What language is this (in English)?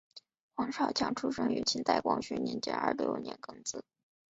Chinese